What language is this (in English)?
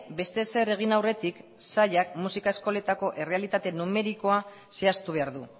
Basque